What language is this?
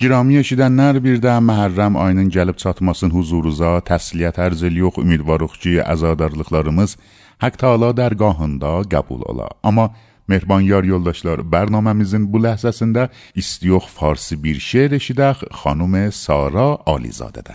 Persian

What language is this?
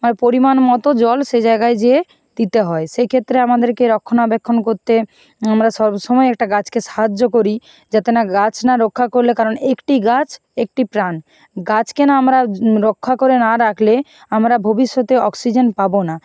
Bangla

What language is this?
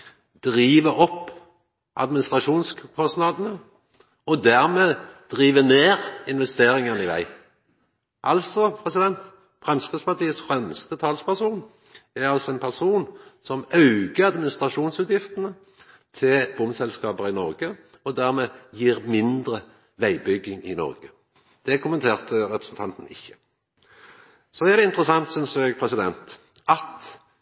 Norwegian Nynorsk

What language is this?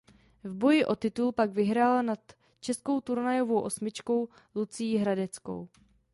Czech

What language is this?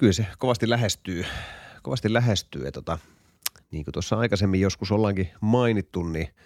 Finnish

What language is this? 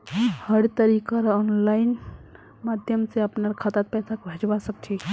Magahi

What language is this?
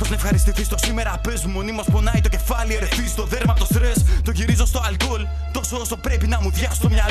Greek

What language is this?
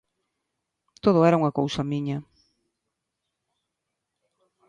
Galician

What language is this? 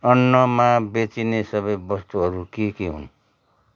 Nepali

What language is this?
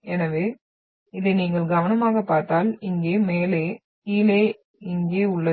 Tamil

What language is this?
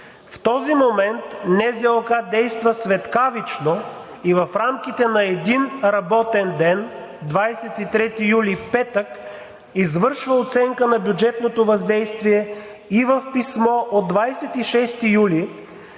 Bulgarian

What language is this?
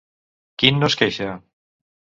Catalan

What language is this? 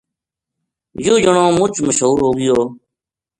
Gujari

